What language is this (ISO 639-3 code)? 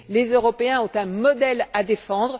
fra